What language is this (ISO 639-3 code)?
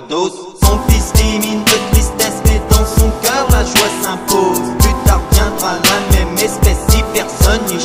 por